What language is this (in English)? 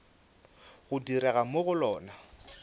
Northern Sotho